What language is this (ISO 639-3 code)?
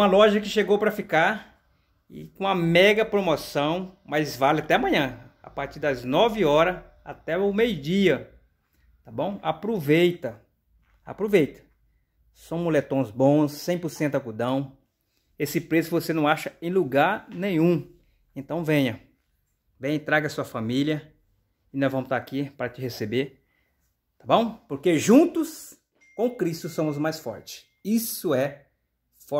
por